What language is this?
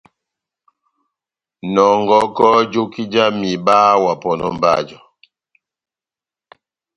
Batanga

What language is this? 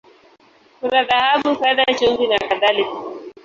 Swahili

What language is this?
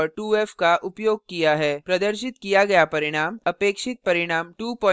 Hindi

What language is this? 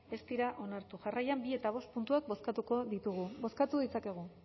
Basque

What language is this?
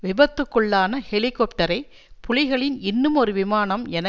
Tamil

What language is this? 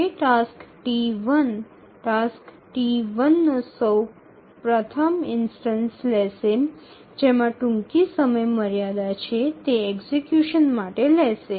Gujarati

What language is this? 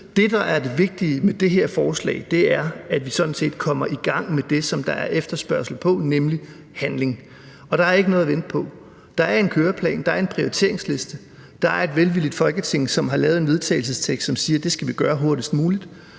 Danish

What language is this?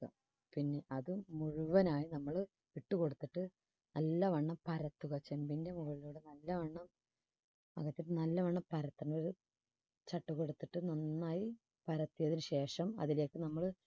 Malayalam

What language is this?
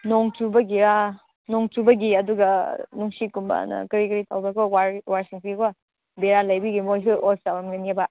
Manipuri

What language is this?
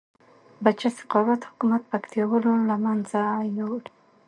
Pashto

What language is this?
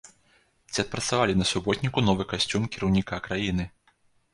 Belarusian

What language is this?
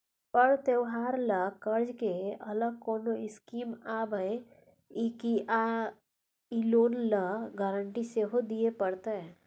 Maithili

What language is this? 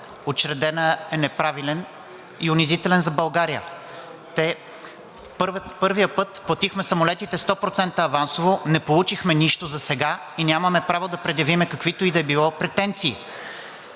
Bulgarian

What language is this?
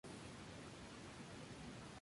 Spanish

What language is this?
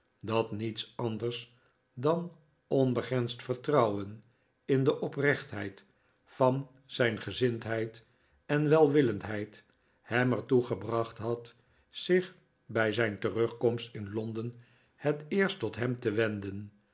Dutch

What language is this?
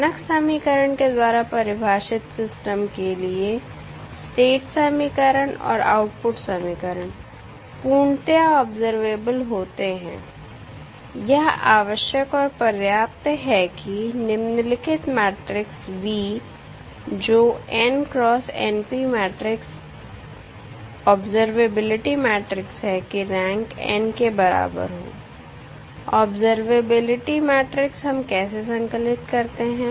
Hindi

